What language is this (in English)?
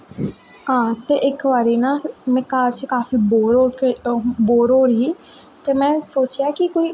Dogri